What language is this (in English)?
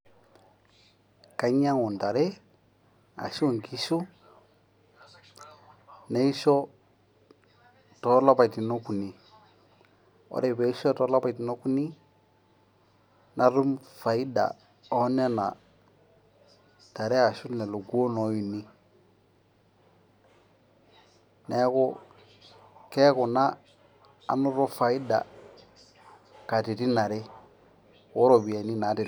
Masai